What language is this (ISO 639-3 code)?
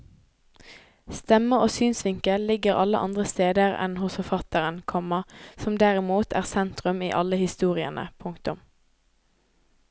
nor